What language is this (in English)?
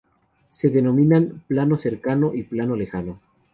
Spanish